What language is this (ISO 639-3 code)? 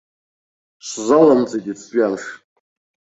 abk